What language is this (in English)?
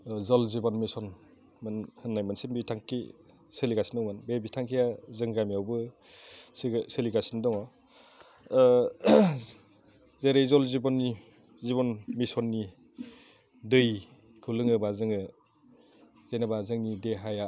Bodo